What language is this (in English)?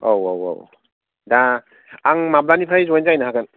Bodo